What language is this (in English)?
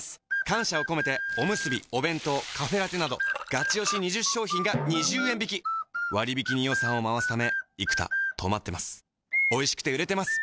Japanese